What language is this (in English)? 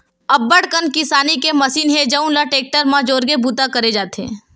Chhattisgarhi